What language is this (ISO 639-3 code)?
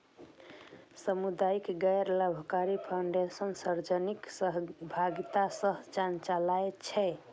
mai